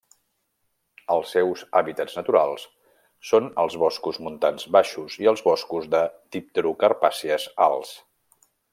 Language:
Catalan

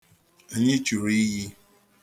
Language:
Igbo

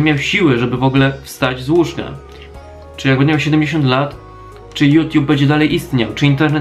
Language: Polish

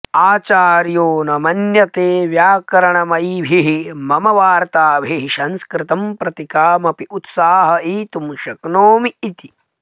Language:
Sanskrit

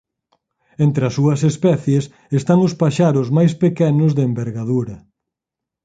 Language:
Galician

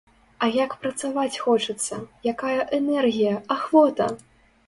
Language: Belarusian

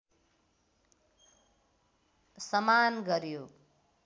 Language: Nepali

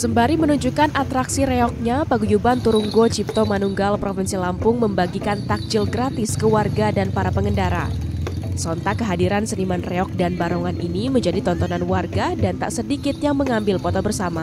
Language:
Indonesian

